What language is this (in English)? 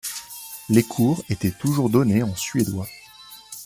French